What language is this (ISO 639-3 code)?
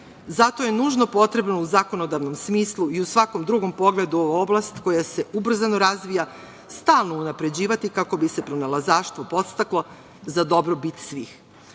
srp